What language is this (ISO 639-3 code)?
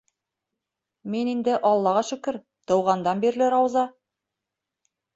bak